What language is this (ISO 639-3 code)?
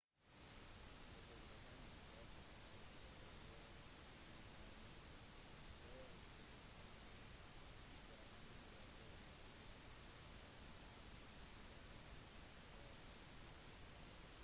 nob